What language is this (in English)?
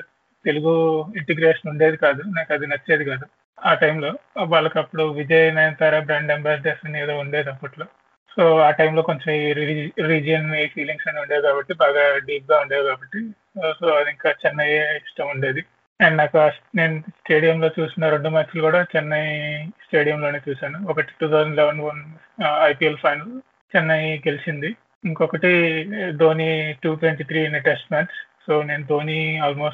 Telugu